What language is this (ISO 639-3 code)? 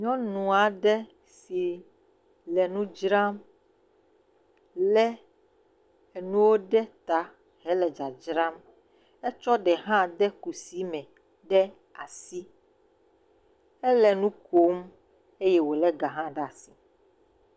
ewe